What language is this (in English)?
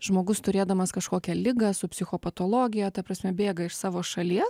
Lithuanian